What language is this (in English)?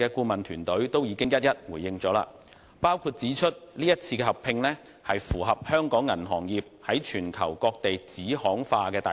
Cantonese